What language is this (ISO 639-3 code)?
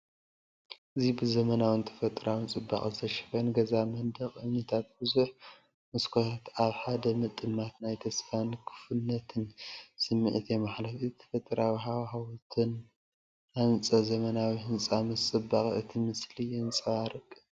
tir